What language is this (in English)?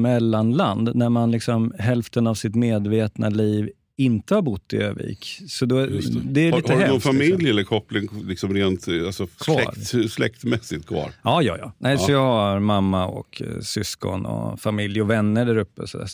Swedish